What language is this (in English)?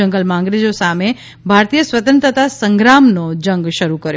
Gujarati